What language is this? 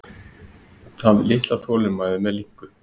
Icelandic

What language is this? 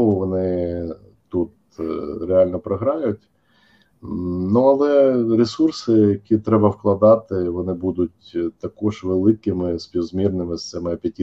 Ukrainian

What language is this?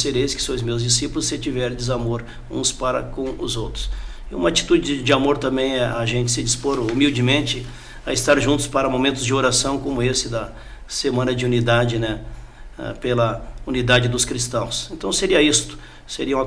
Portuguese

